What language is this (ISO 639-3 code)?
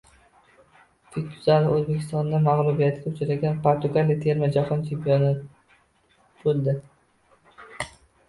uzb